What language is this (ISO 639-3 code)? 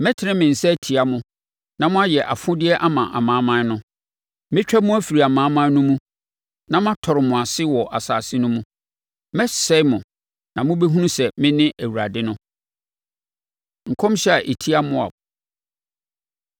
aka